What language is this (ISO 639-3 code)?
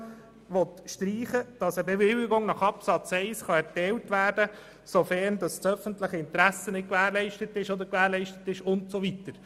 gsw